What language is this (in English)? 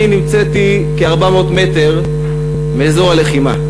Hebrew